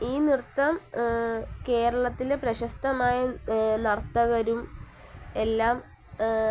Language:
Malayalam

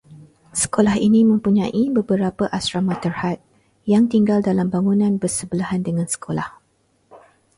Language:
Malay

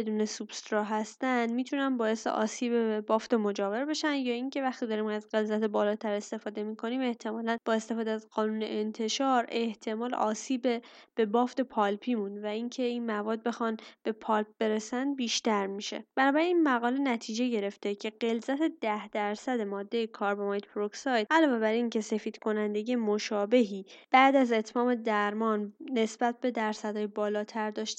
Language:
Persian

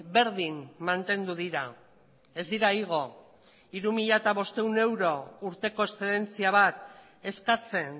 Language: Basque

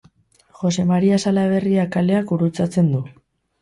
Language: Basque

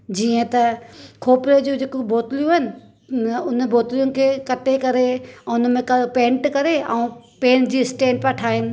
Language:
Sindhi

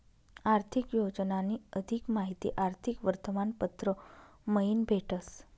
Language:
Marathi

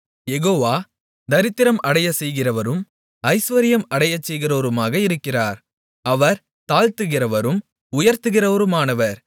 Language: Tamil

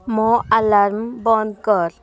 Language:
Odia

